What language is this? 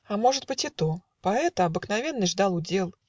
Russian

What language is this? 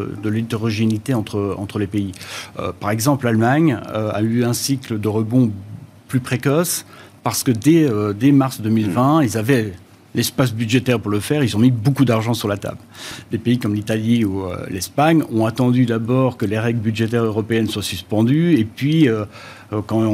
French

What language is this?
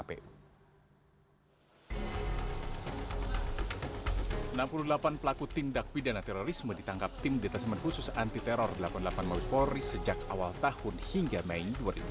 Indonesian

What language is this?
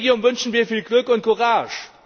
German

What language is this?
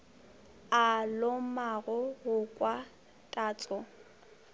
Northern Sotho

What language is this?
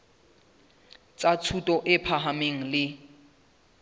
Southern Sotho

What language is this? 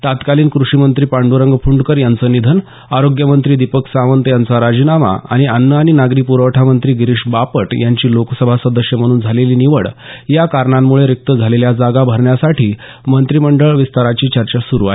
Marathi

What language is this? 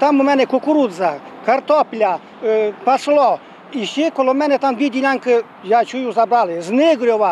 Ukrainian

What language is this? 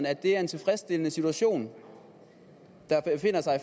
Danish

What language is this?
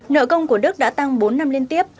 Vietnamese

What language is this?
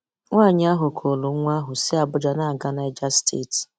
Igbo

